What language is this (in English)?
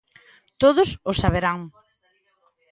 Galician